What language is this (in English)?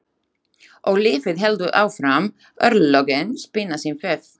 Icelandic